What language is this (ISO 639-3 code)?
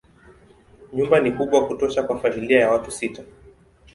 swa